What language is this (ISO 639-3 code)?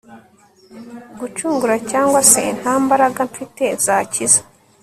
kin